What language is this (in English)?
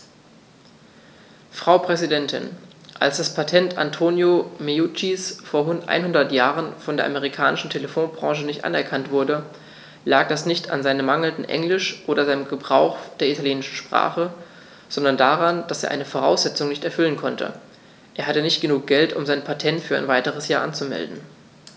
German